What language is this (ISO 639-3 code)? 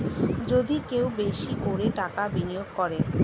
ben